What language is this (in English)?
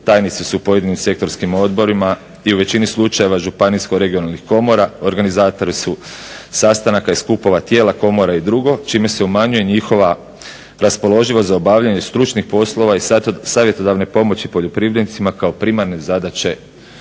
Croatian